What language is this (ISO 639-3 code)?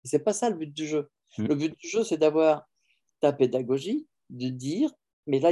fra